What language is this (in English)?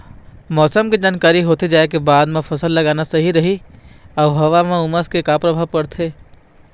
Chhattisgarhi